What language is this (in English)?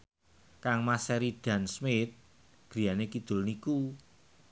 Javanese